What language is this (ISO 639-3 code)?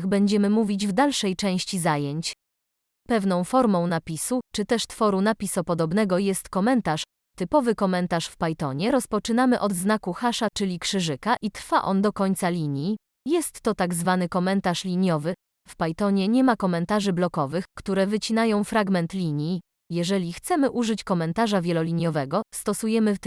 pol